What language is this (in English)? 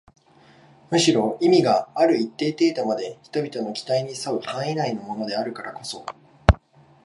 Japanese